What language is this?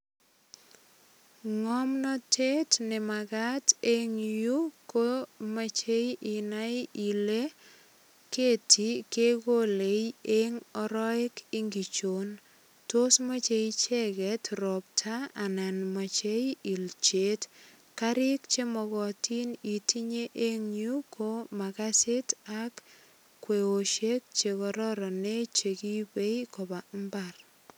Kalenjin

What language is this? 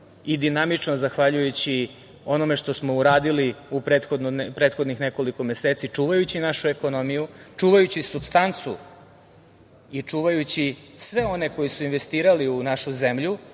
Serbian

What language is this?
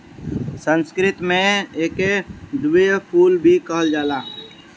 Bhojpuri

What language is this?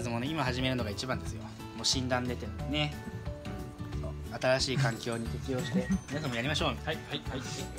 Japanese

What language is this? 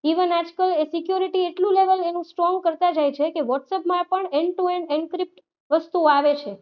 Gujarati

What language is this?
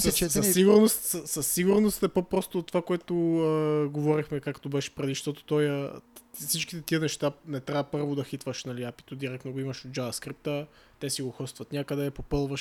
Bulgarian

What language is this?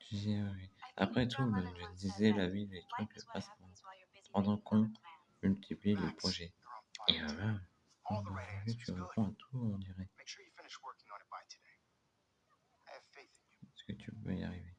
French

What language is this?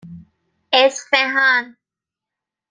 Persian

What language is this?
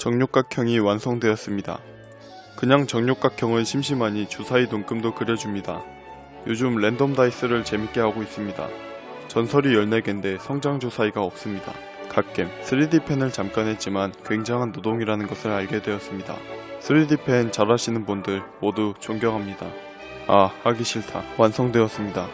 Korean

